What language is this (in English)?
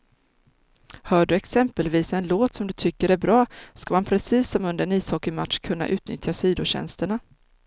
Swedish